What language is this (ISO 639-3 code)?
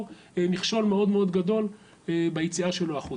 heb